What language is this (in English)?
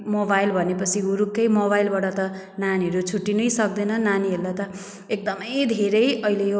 Nepali